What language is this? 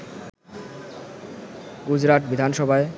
Bangla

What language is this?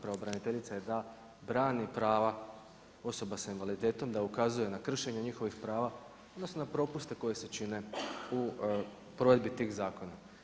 Croatian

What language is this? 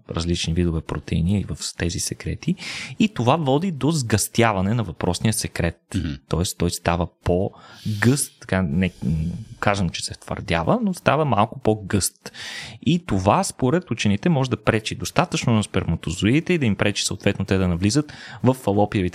Bulgarian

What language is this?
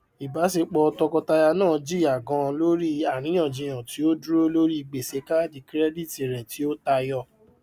Yoruba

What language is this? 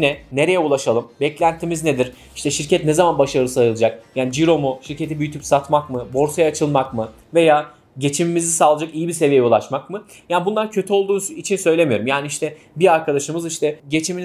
Turkish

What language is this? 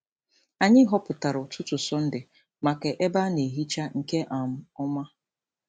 Igbo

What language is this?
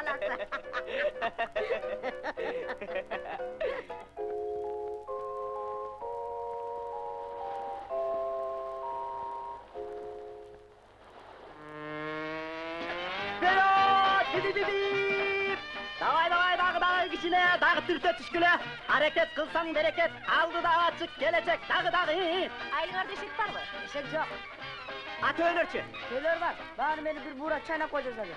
Turkish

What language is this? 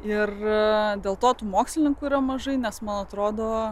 Lithuanian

